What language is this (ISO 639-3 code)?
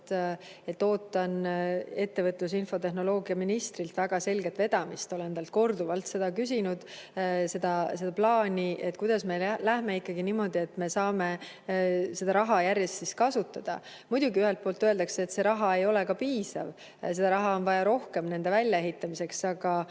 est